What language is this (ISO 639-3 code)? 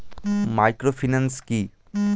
ben